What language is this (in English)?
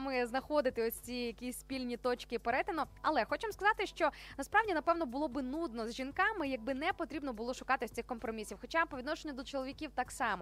Ukrainian